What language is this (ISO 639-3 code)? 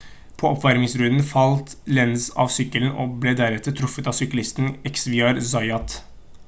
nob